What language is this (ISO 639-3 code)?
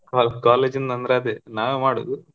kan